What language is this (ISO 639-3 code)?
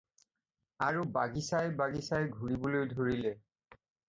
asm